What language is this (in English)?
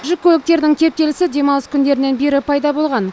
Kazakh